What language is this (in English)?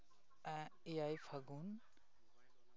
Santali